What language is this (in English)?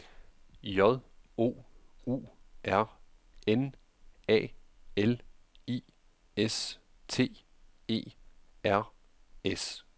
Danish